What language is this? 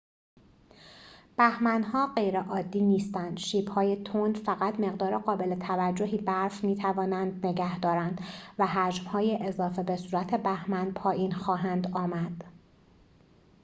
Persian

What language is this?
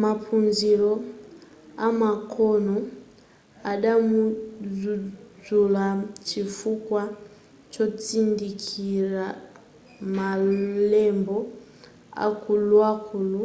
Nyanja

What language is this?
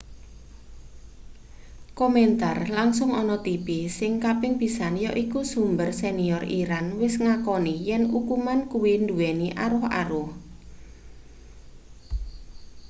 Javanese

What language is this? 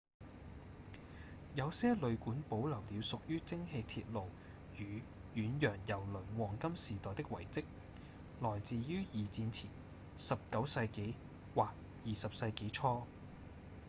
Cantonese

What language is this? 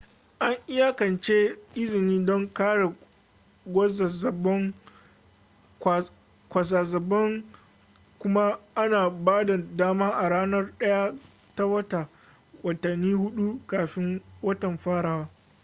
Hausa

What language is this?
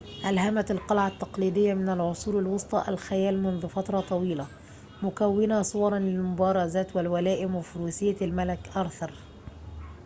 Arabic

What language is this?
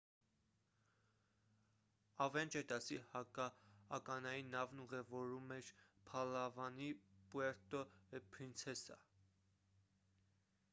Armenian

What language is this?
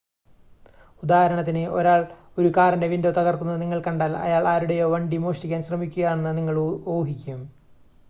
Malayalam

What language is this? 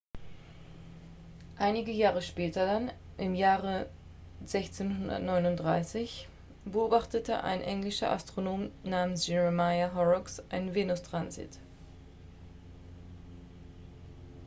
German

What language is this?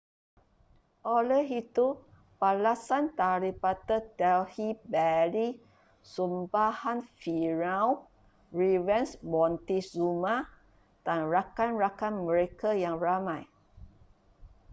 Malay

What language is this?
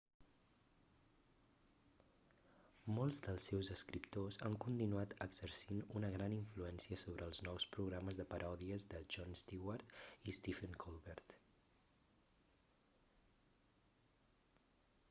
Catalan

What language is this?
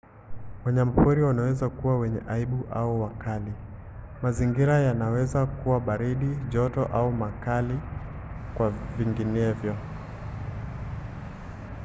Swahili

